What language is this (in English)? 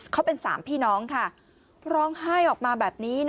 Thai